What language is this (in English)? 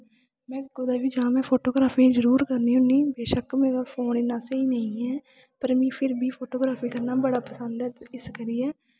Dogri